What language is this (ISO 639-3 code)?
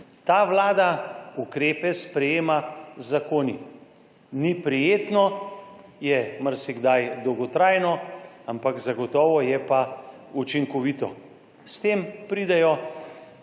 slv